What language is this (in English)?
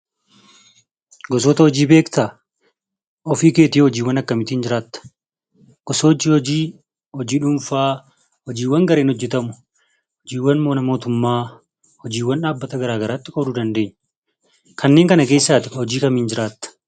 Oromo